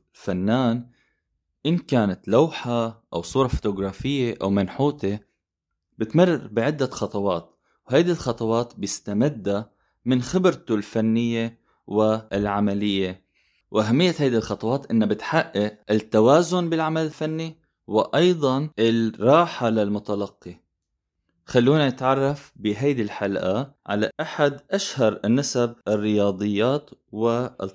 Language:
Arabic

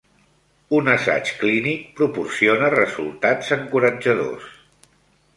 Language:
Catalan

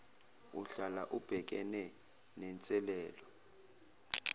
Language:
Zulu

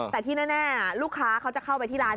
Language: Thai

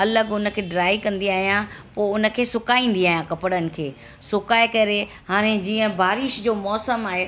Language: Sindhi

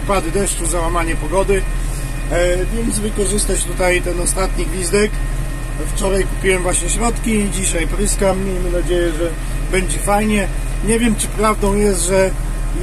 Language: Polish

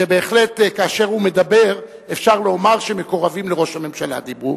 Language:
Hebrew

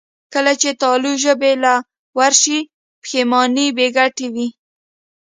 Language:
Pashto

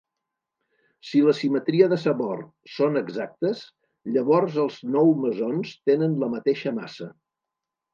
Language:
Catalan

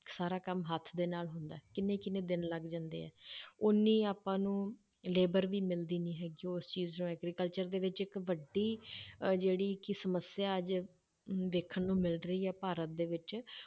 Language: Punjabi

